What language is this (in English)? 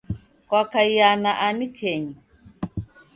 Taita